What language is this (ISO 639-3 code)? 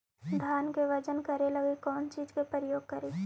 mag